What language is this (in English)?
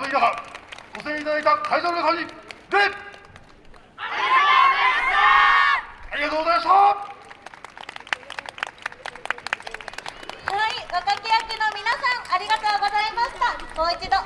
Japanese